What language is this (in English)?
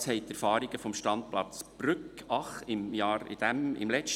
Swiss German